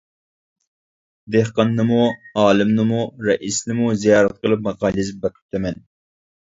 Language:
Uyghur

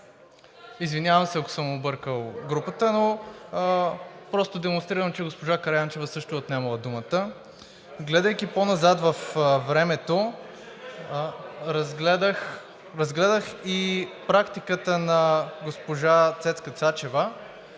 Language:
Bulgarian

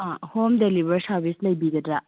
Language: Manipuri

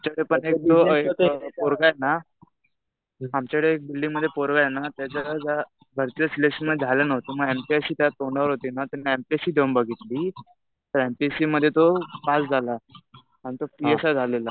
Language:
Marathi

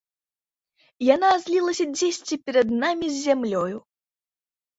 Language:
Belarusian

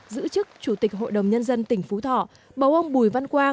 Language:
Vietnamese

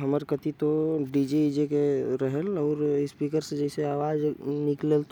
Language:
Korwa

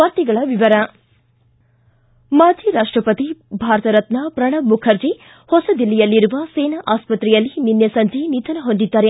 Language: Kannada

